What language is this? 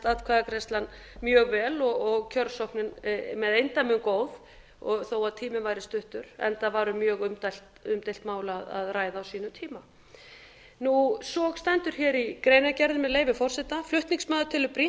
Icelandic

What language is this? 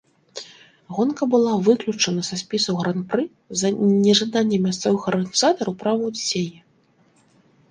Belarusian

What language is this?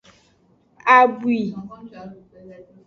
Aja (Benin)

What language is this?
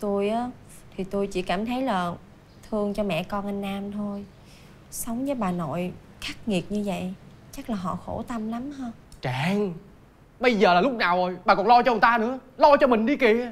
Vietnamese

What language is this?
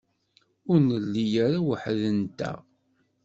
Kabyle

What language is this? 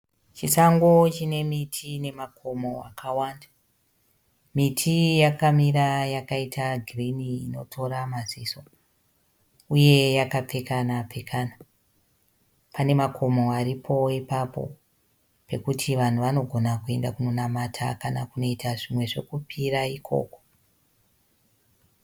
Shona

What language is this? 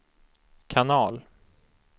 Swedish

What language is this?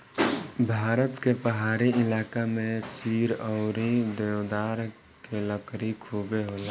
Bhojpuri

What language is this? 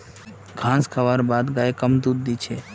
Magahi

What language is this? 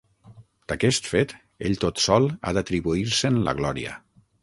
Catalan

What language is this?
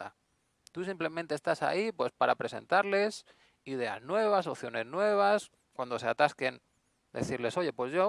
Spanish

